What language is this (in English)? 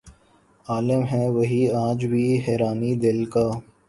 Urdu